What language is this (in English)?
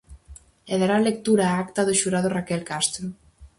Galician